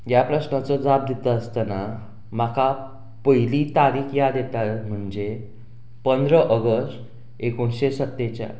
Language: Konkani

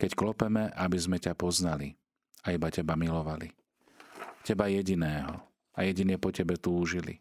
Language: Slovak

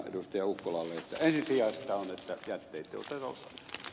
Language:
Finnish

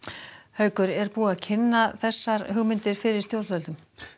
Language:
Icelandic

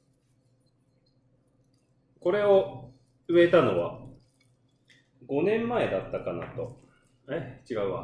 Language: Japanese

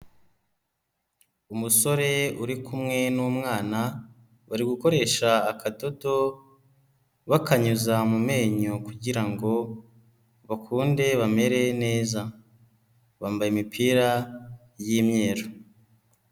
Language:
Kinyarwanda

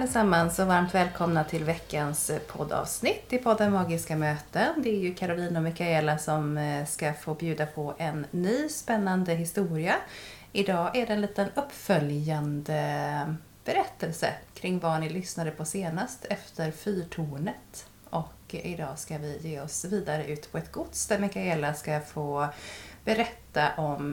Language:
Swedish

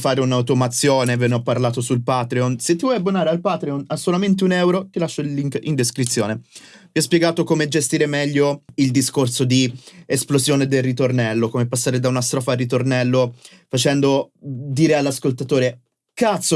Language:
Italian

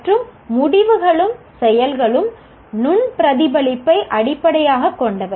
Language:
Tamil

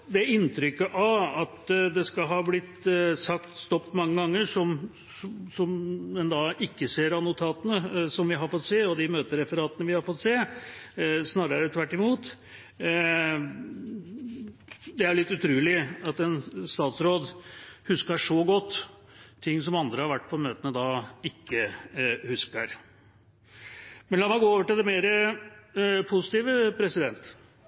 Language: Norwegian Bokmål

